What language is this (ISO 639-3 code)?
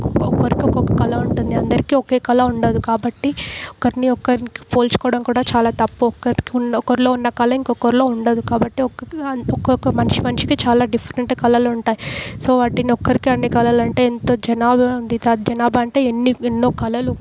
tel